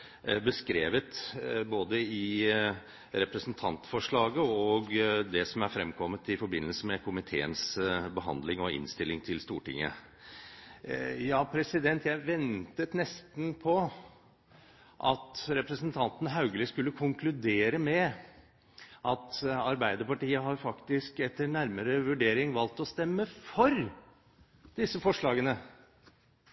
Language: Norwegian Bokmål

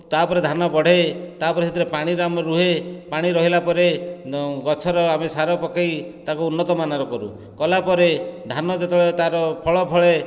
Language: Odia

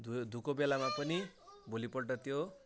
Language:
Nepali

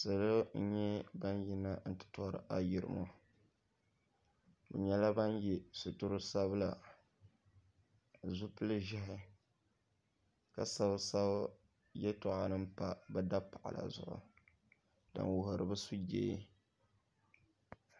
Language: Dagbani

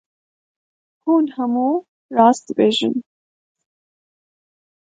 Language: Kurdish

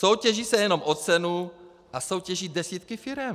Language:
Czech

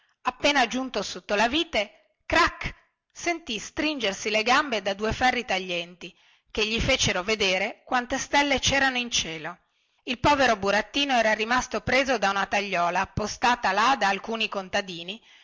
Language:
Italian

